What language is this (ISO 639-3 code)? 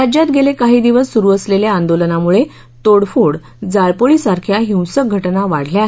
mar